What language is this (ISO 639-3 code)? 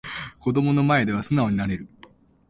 jpn